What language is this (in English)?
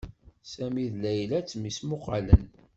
Kabyle